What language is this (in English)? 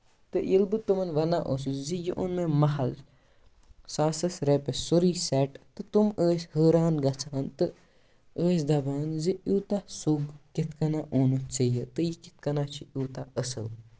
Kashmiri